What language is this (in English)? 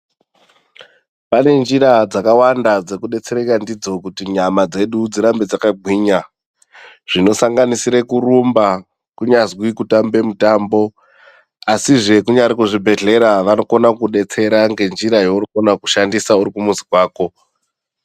Ndau